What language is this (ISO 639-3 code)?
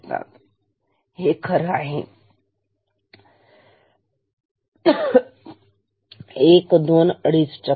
mar